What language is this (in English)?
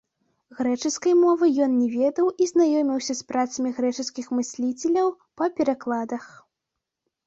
Belarusian